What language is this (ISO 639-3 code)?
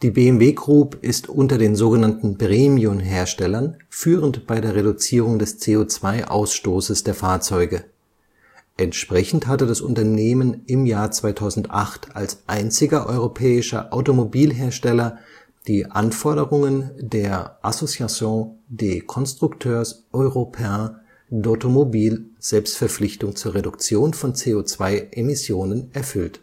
deu